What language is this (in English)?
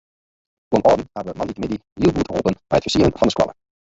Western Frisian